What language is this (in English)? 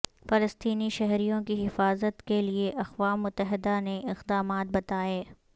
Urdu